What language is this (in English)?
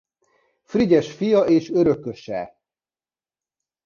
Hungarian